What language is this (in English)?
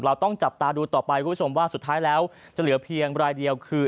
Thai